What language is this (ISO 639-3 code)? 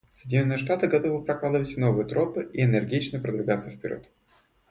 rus